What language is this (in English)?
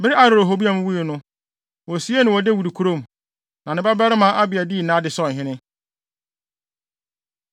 Akan